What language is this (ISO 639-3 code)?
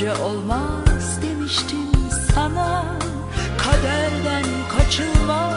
tur